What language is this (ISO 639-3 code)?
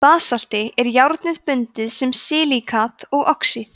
isl